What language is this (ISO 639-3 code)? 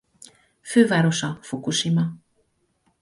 hun